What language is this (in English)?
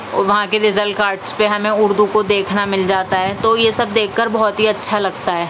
Urdu